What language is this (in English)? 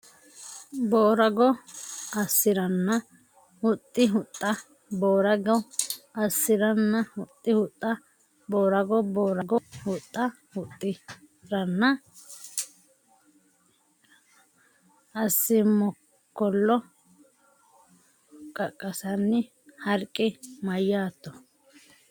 Sidamo